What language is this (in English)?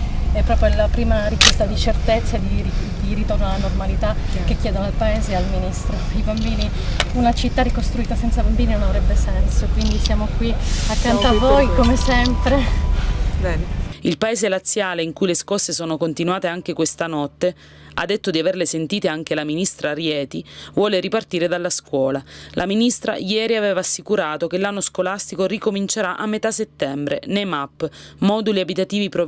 Italian